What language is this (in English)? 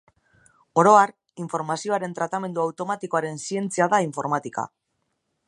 Basque